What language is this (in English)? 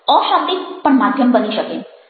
Gujarati